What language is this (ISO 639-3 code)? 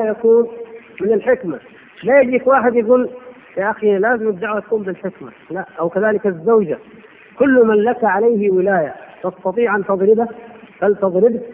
ara